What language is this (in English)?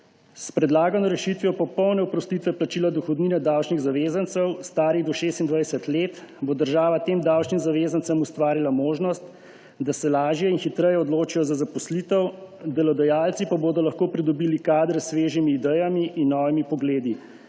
Slovenian